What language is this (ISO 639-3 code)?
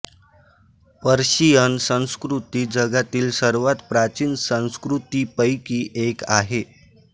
mar